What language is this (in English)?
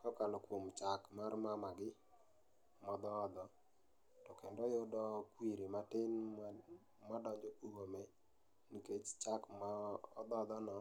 Luo (Kenya and Tanzania)